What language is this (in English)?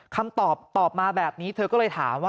Thai